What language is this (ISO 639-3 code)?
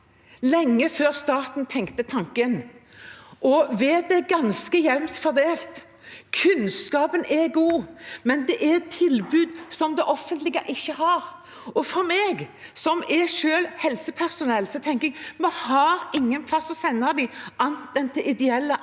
nor